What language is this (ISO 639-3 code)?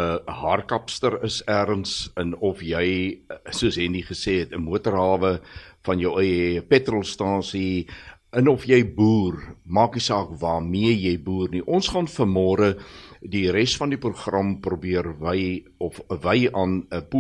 swe